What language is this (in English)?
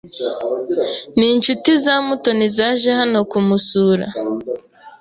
Kinyarwanda